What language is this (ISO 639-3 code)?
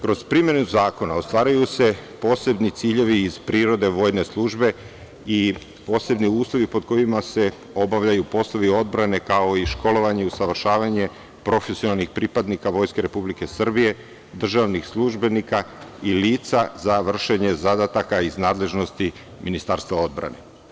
srp